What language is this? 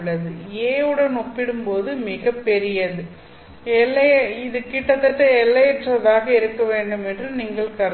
Tamil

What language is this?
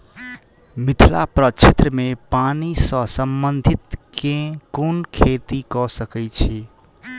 Maithili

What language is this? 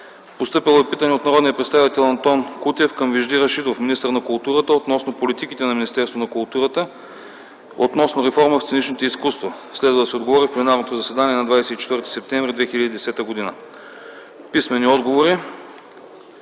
Bulgarian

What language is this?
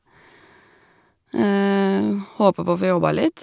Norwegian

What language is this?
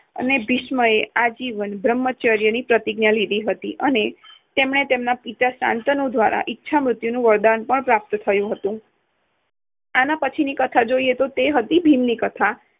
Gujarati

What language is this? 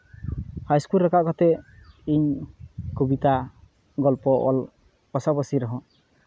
Santali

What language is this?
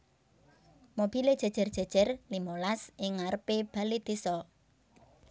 Javanese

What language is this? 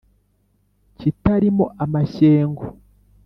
Kinyarwanda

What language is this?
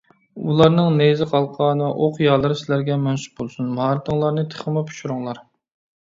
Uyghur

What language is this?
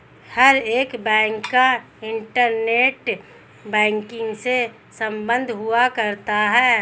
Hindi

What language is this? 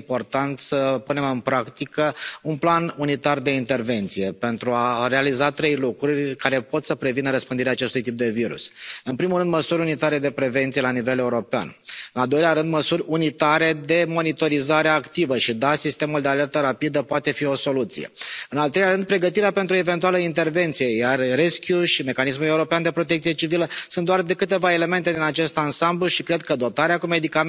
Romanian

